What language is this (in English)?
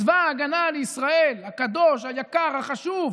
Hebrew